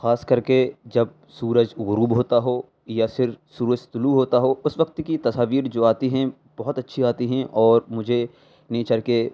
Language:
Urdu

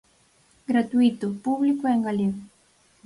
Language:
Galician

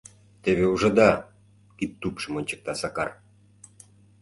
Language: Mari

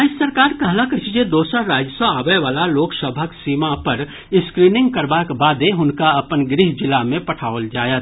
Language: Maithili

